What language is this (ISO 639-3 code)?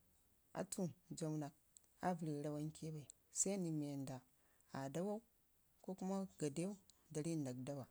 ngi